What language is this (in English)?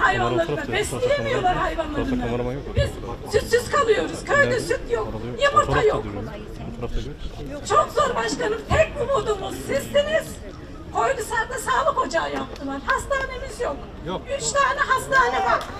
Turkish